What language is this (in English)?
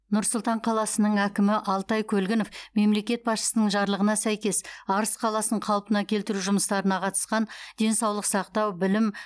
Kazakh